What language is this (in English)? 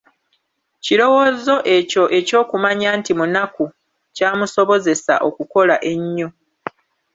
Ganda